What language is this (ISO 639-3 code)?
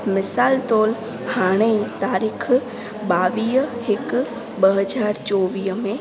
snd